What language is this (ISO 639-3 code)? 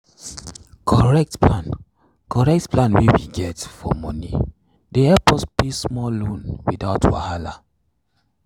pcm